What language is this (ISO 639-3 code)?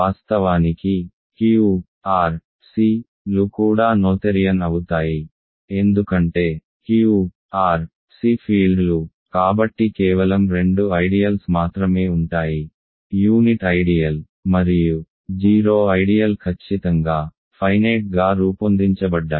tel